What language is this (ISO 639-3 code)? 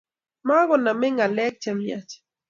kln